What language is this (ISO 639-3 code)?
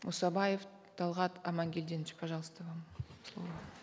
kaz